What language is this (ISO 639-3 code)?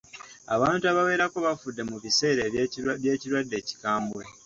lug